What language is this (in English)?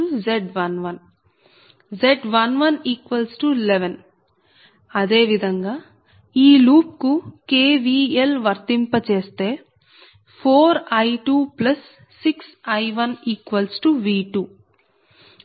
Telugu